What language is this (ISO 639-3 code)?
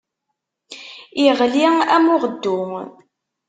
kab